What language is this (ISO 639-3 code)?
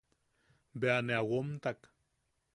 yaq